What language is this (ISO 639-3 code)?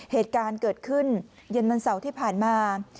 tha